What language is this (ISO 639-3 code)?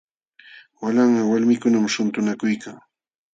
qxw